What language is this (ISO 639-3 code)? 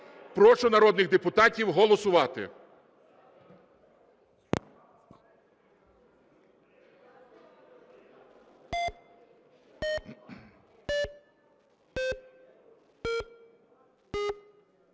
ukr